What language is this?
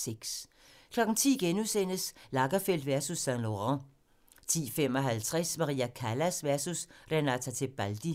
Danish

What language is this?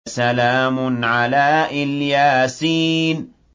Arabic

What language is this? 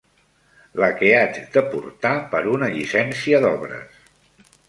Catalan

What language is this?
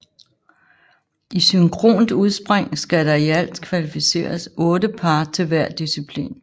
Danish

